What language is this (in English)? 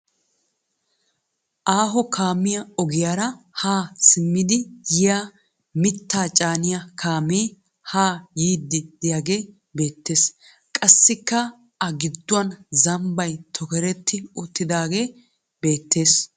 Wolaytta